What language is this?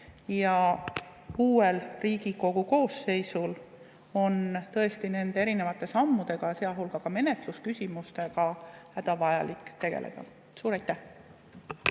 Estonian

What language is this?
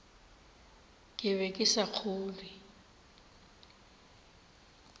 Northern Sotho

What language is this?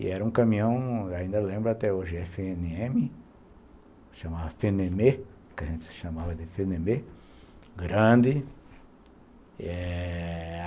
Portuguese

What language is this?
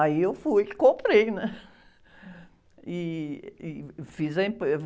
Portuguese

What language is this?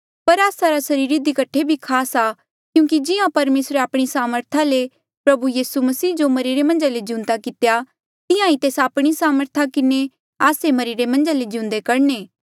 Mandeali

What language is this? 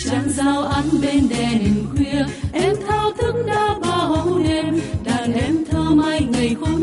Vietnamese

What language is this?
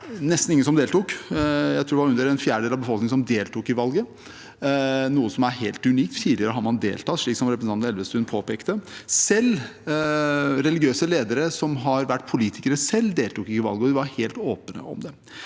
Norwegian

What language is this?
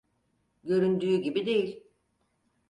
Turkish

